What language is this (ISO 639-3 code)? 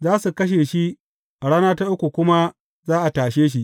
hau